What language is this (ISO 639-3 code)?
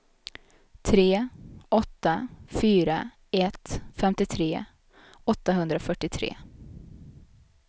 swe